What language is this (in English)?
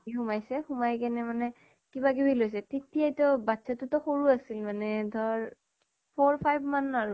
Assamese